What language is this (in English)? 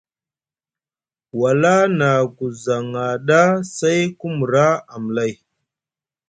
Musgu